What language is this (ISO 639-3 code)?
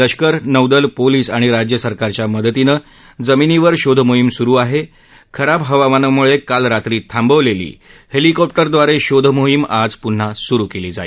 mar